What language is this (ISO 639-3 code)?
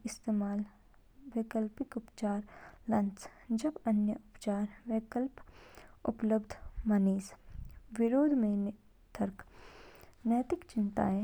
kfk